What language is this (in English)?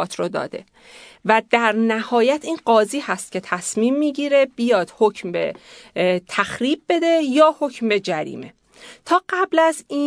Persian